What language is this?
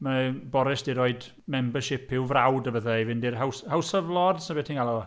Welsh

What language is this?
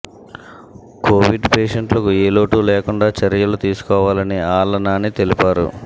Telugu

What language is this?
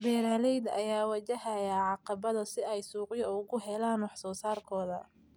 Somali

